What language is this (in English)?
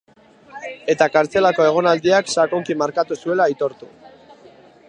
Basque